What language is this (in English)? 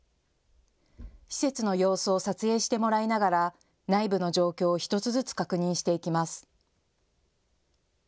Japanese